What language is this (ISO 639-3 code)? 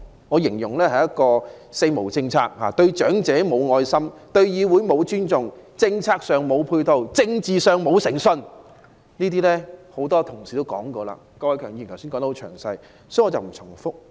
yue